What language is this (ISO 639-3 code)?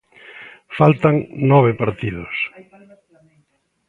glg